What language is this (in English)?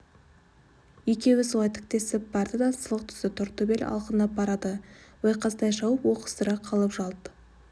Kazakh